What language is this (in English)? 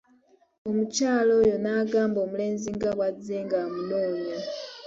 Ganda